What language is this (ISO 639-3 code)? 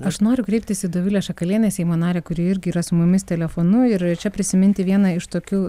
lit